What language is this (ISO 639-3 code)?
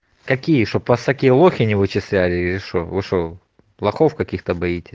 rus